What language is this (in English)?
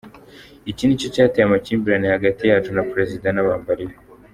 Kinyarwanda